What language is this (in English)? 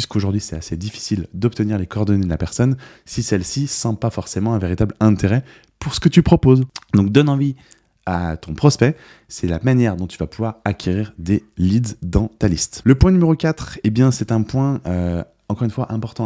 French